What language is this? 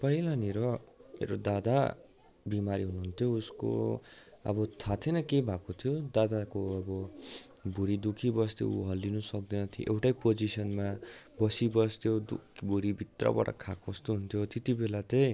Nepali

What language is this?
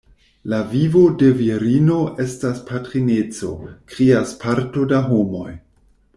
Esperanto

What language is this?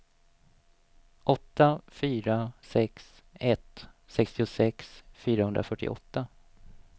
Swedish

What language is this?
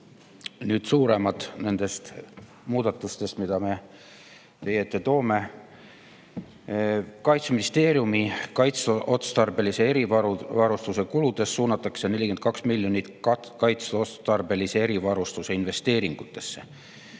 Estonian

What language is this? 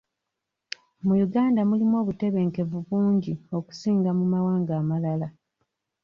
Ganda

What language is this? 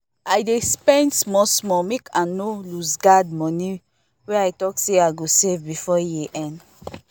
Nigerian Pidgin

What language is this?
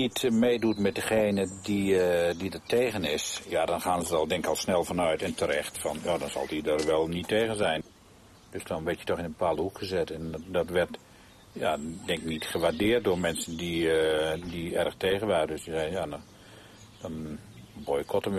Dutch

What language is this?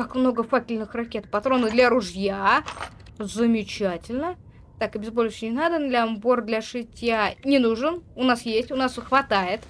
Russian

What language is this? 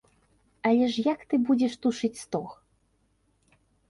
Belarusian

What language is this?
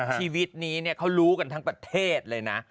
Thai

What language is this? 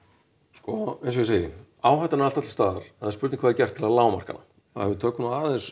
Icelandic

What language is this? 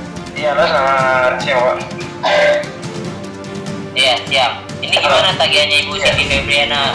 Indonesian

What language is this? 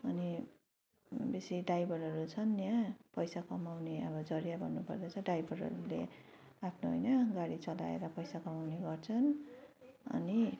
Nepali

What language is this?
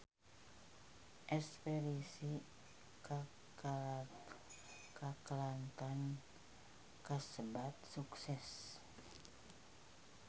Sundanese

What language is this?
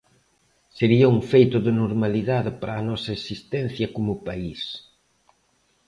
Galician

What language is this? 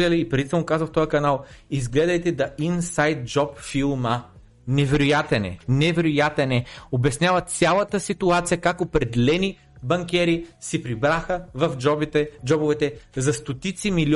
Bulgarian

